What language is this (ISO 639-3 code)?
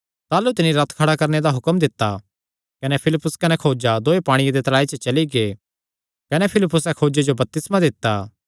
xnr